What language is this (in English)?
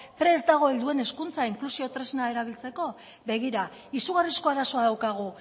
Basque